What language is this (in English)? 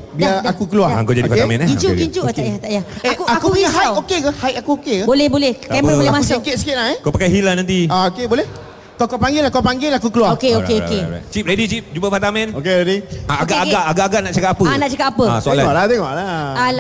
Malay